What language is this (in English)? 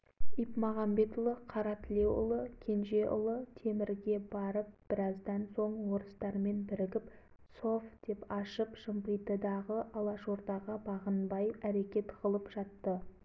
Kazakh